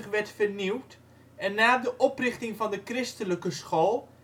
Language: Dutch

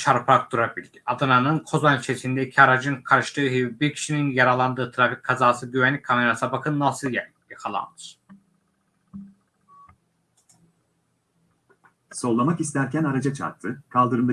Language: Turkish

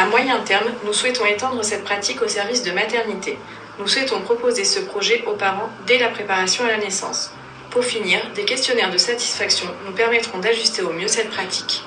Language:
French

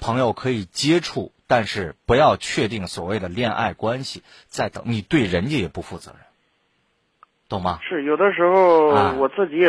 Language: Chinese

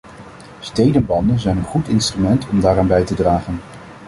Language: Dutch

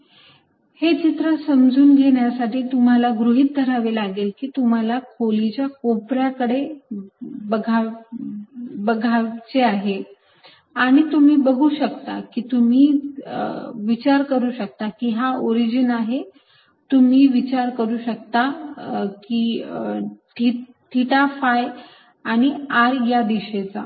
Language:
Marathi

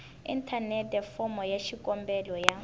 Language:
Tsonga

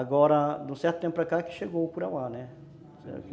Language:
Portuguese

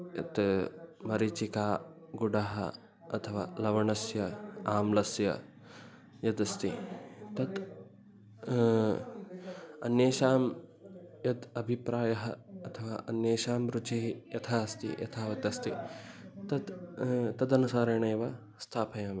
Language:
Sanskrit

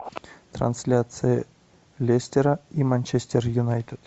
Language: Russian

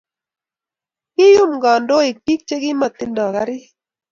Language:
Kalenjin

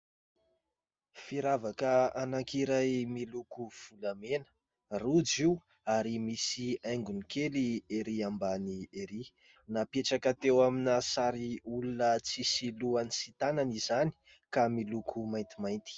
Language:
Malagasy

